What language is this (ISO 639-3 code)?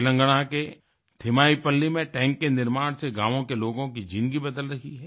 hin